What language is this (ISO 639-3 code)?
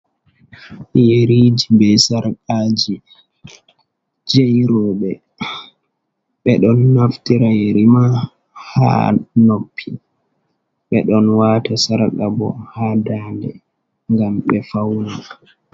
ful